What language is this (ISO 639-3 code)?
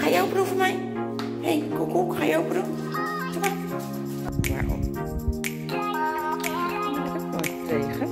nld